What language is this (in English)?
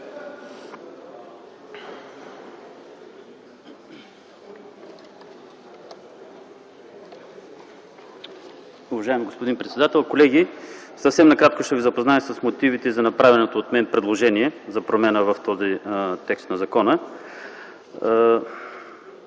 Bulgarian